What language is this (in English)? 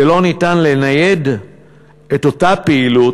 Hebrew